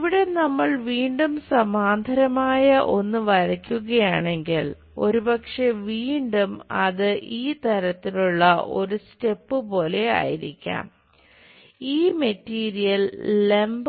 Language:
Malayalam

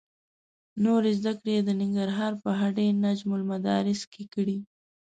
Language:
Pashto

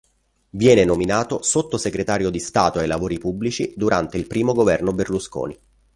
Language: Italian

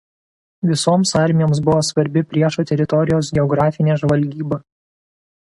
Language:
Lithuanian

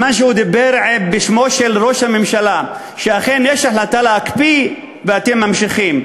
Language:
Hebrew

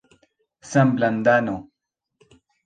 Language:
Esperanto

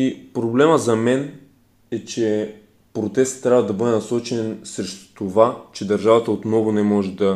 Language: Bulgarian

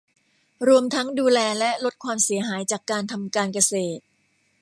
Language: Thai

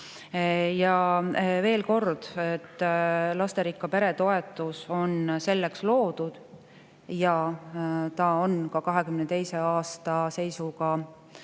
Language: Estonian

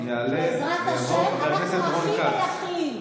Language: Hebrew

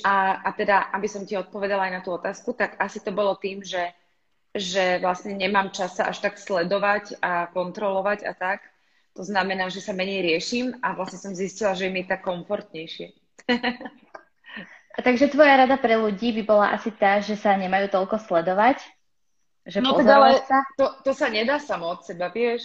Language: Slovak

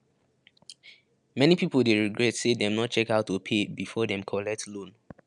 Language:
Nigerian Pidgin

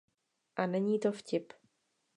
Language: Czech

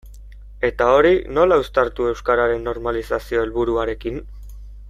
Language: Basque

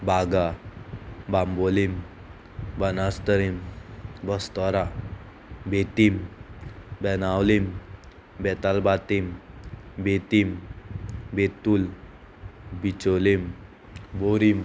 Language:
Konkani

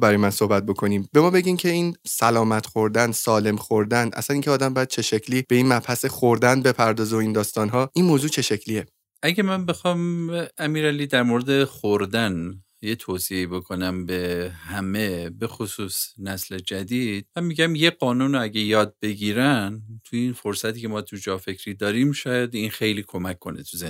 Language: Persian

